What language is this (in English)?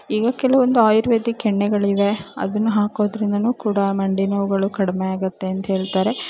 Kannada